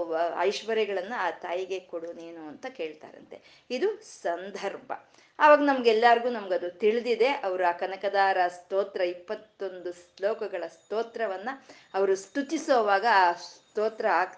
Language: Kannada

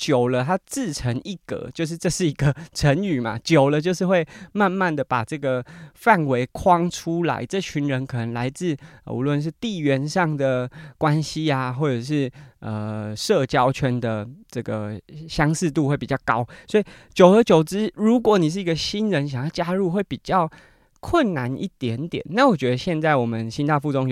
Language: Chinese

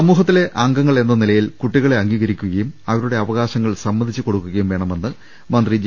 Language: Malayalam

